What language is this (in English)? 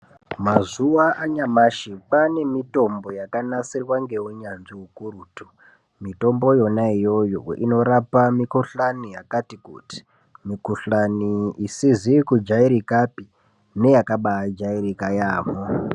Ndau